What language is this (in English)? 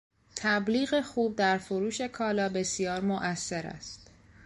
Persian